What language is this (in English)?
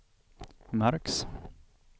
Swedish